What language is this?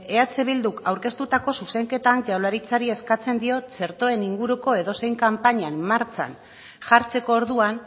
Basque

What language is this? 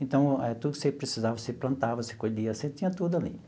Portuguese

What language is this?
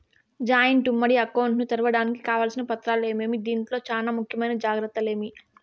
Telugu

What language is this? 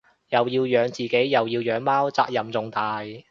Cantonese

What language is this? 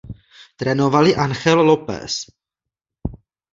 Czech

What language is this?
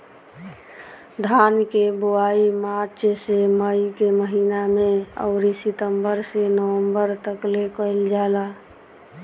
Bhojpuri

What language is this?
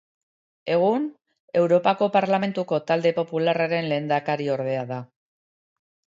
Basque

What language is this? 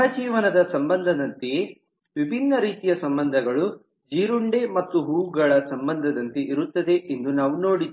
Kannada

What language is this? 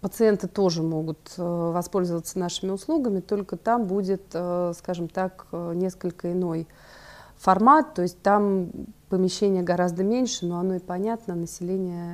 Russian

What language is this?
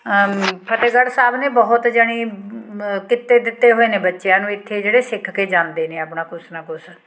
Punjabi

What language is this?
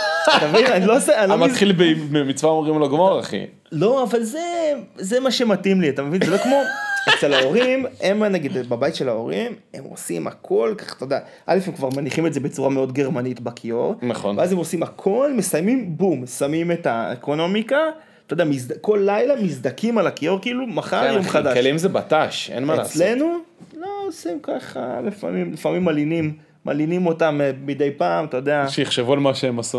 Hebrew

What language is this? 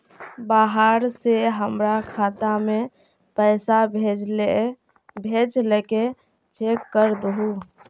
Magahi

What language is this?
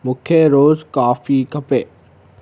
Sindhi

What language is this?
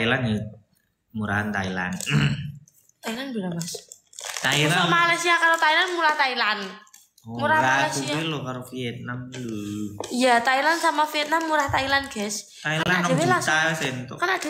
Indonesian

